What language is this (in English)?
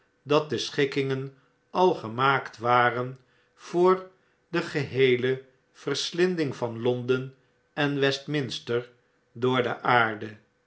Dutch